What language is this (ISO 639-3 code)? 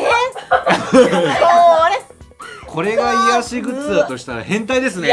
jpn